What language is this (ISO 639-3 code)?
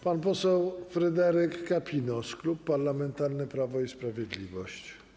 pol